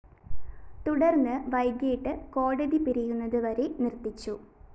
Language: Malayalam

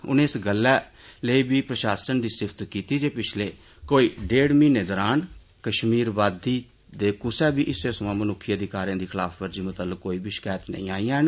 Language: Dogri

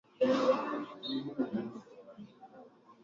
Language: Swahili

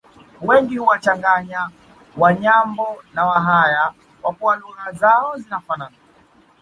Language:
Swahili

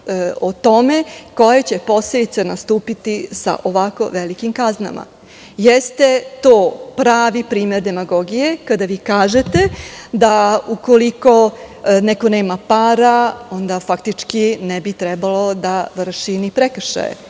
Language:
Serbian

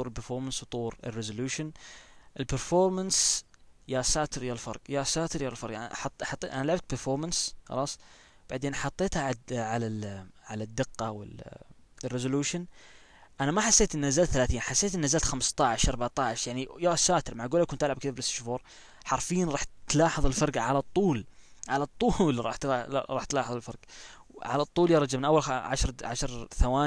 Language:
Arabic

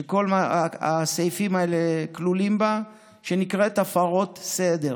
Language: Hebrew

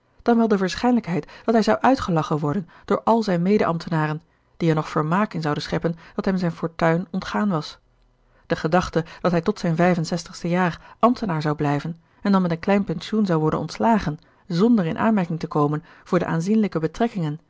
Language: Dutch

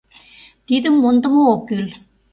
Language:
Mari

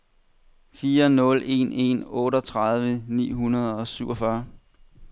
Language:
Danish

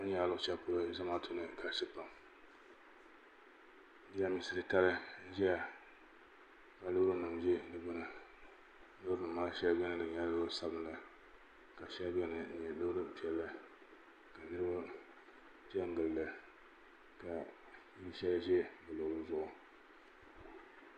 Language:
Dagbani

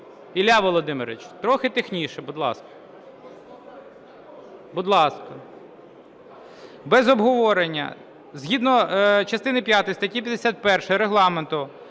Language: Ukrainian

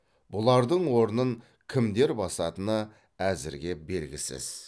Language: Kazakh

